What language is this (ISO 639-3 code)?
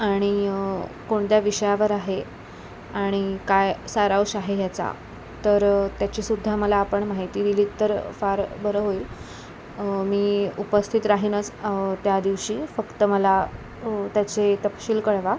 mar